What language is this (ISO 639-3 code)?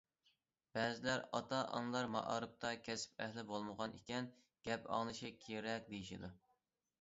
uig